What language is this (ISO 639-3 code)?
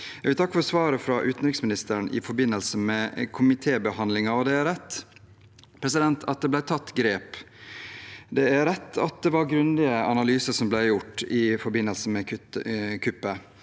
nor